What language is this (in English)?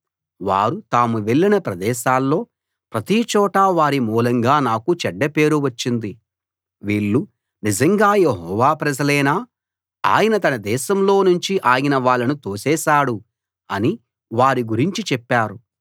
Telugu